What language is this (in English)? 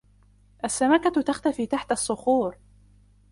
Arabic